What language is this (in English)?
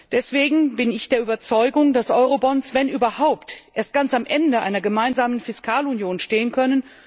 German